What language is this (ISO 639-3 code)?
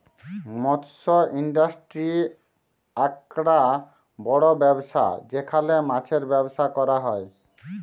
ben